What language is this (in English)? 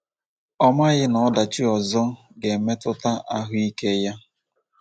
Igbo